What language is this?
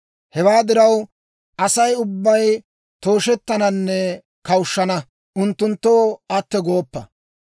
Dawro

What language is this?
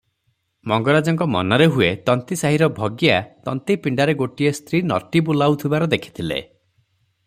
Odia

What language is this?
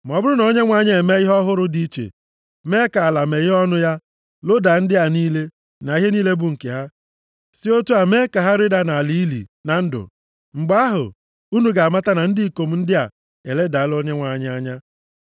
Igbo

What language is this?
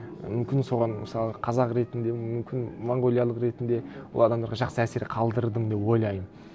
Kazakh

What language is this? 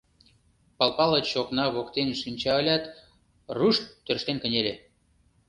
Mari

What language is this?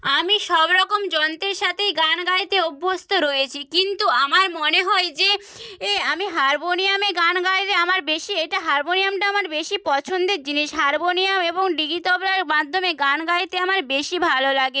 Bangla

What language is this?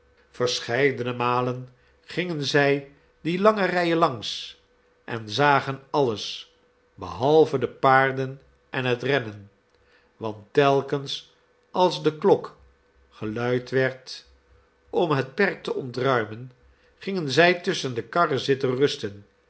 Dutch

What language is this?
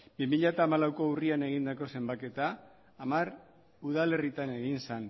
Basque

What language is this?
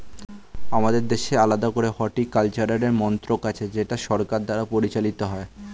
Bangla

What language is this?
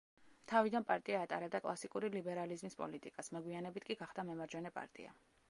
Georgian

